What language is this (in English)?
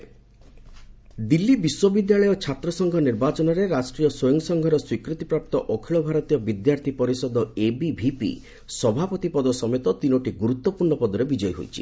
Odia